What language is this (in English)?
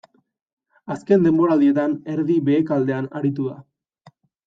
Basque